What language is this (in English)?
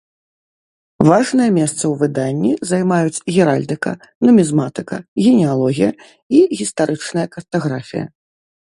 Belarusian